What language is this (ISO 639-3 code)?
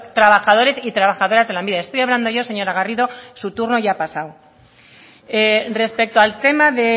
spa